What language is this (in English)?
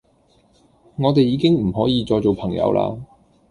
Cantonese